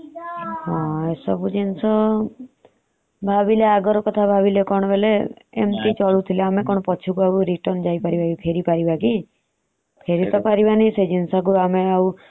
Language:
Odia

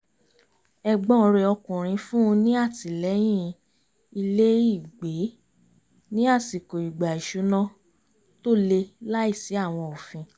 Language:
Yoruba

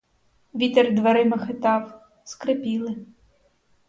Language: Ukrainian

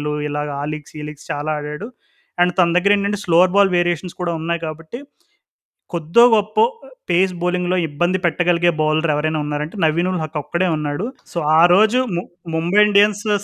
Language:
Telugu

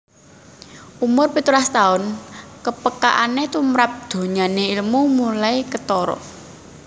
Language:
Javanese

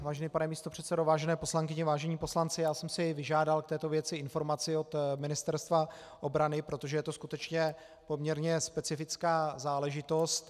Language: Czech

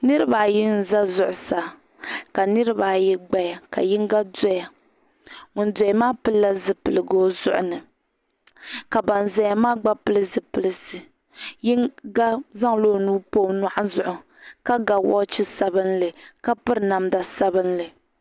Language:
Dagbani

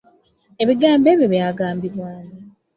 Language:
Ganda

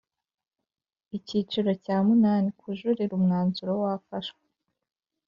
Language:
Kinyarwanda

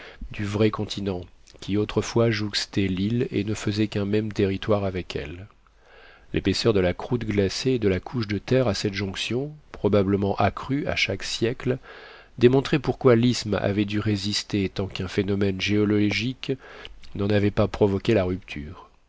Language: French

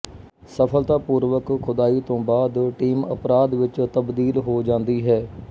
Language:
Punjabi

